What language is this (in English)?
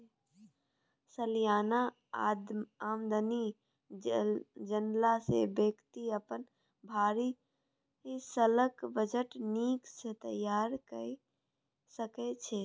Maithili